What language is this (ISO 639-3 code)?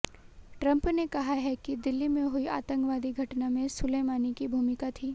hin